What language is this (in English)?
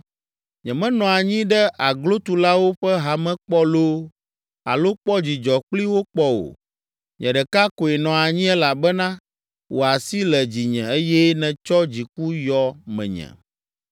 Ewe